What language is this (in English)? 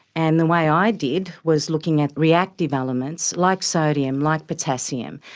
English